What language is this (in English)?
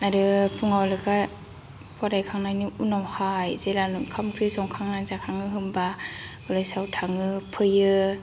Bodo